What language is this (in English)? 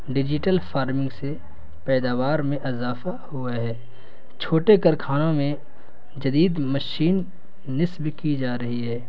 Urdu